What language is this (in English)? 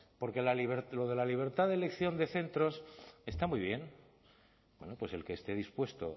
Spanish